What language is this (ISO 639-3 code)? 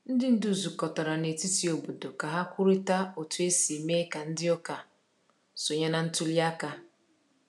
ibo